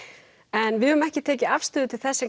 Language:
Icelandic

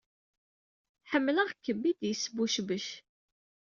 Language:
Kabyle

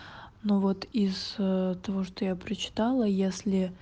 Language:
Russian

